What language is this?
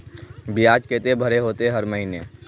Magahi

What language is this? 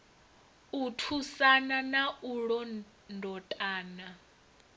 Venda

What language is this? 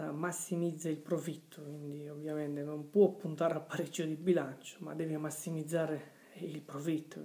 Italian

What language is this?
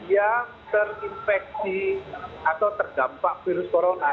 Indonesian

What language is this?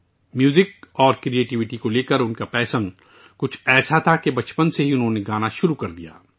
Urdu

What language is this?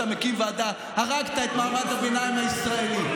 Hebrew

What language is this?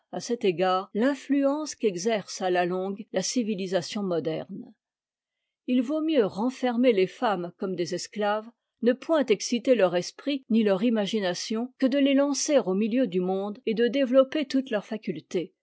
French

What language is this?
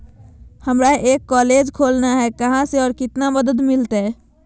Magahi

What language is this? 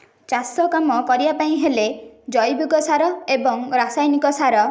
Odia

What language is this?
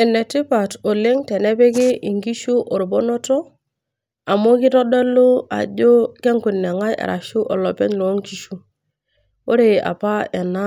Masai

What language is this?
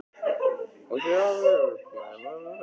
Icelandic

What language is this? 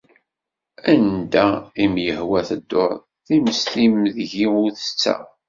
Kabyle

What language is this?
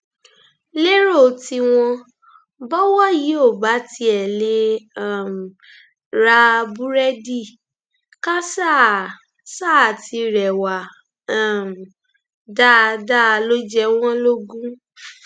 Yoruba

